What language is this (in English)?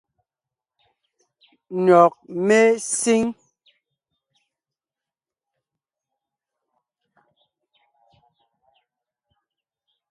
Ngiemboon